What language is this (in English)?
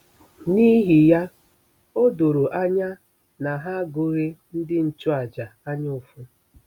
Igbo